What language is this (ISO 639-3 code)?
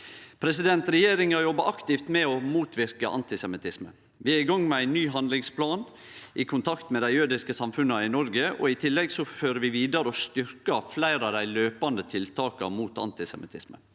nor